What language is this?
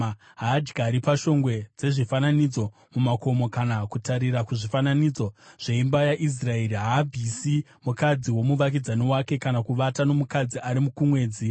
Shona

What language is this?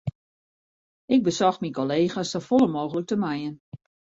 Western Frisian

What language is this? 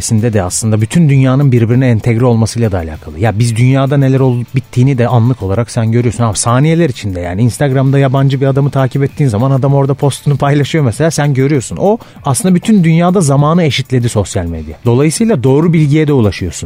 Turkish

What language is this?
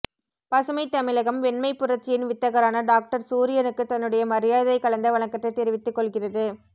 Tamil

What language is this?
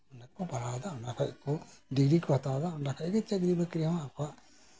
Santali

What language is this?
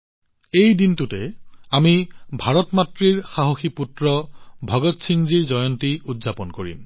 Assamese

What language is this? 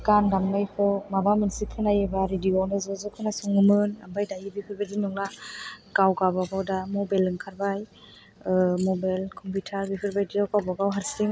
Bodo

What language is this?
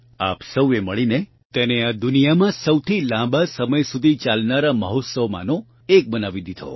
Gujarati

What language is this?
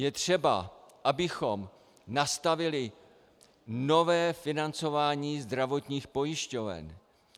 Czech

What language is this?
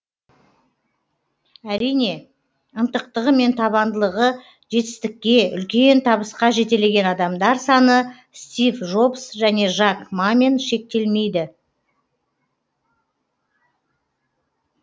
Kazakh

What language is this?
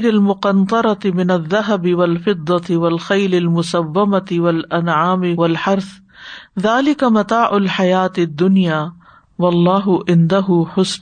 Urdu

